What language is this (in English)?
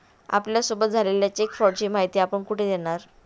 Marathi